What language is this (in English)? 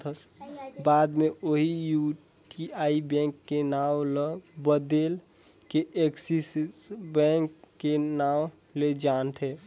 Chhattisgarhi